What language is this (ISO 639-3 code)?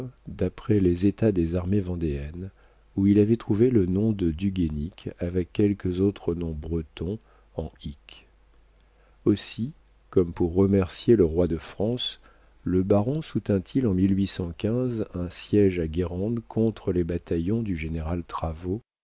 fra